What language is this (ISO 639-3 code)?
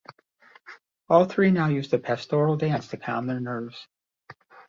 eng